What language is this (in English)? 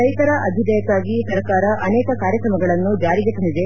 Kannada